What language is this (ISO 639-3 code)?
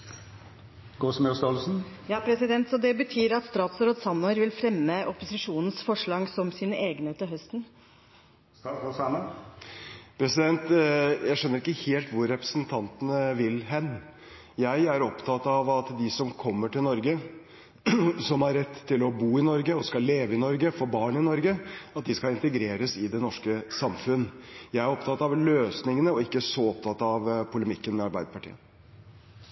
nob